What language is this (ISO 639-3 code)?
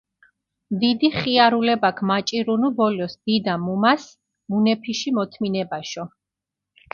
xmf